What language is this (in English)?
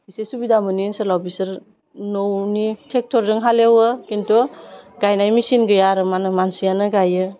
Bodo